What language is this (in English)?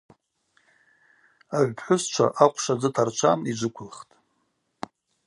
Abaza